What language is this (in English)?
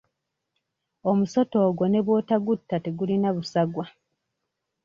Ganda